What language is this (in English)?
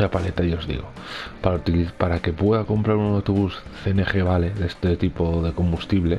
Spanish